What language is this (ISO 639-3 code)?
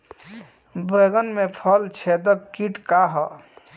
bho